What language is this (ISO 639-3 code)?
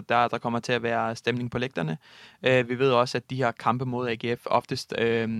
dan